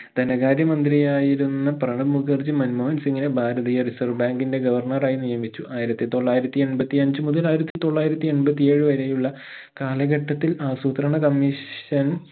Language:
Malayalam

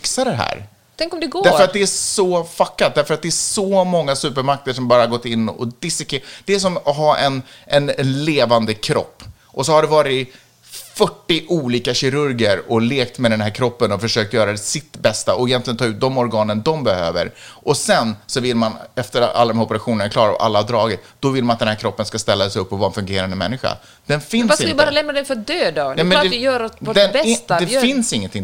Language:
Swedish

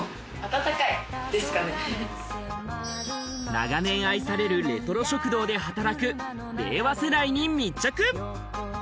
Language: Japanese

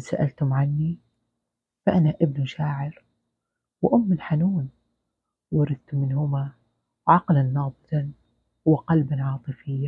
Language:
Arabic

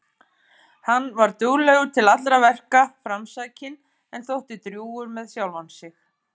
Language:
Icelandic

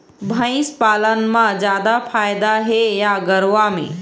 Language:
Chhattisgarhi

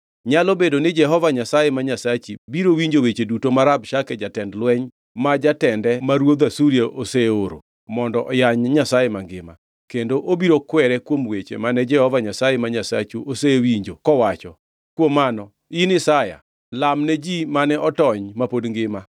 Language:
Luo (Kenya and Tanzania)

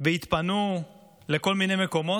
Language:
Hebrew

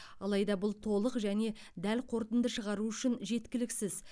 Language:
Kazakh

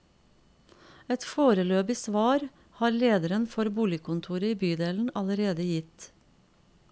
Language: Norwegian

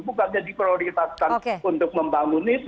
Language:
Indonesian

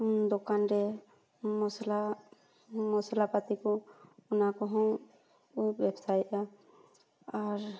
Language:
Santali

